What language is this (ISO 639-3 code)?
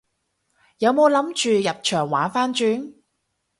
yue